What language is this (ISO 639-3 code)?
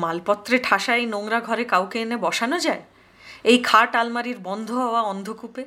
hin